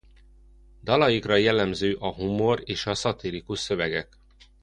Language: Hungarian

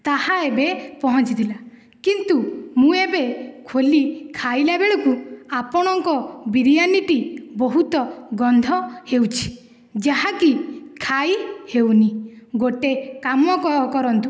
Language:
Odia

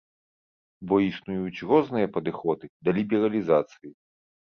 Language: Belarusian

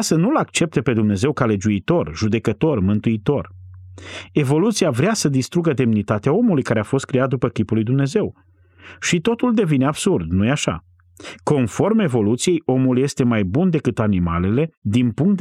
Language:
Romanian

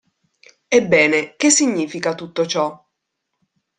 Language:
Italian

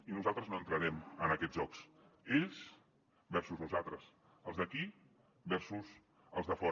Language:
Catalan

